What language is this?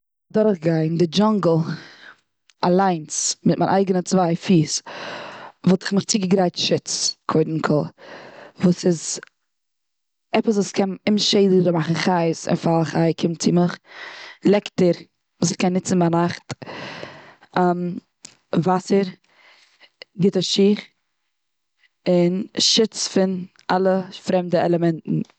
Yiddish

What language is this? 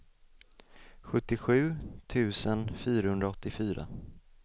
Swedish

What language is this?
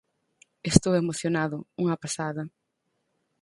Galician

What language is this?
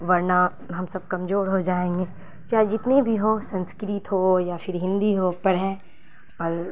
Urdu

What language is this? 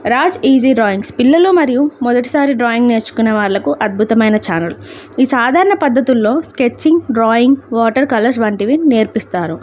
Telugu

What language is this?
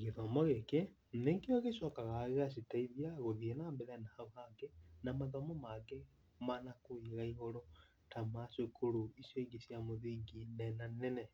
Kikuyu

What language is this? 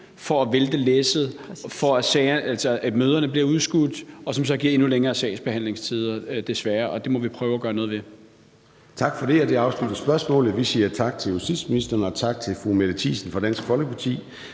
Danish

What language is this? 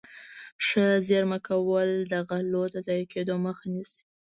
Pashto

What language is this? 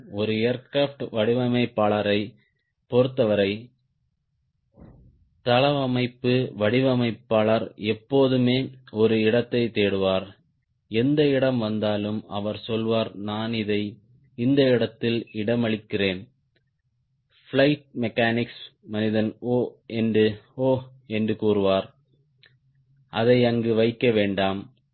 Tamil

